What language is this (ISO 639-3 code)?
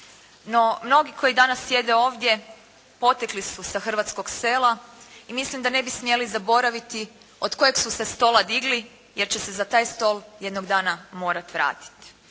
hrv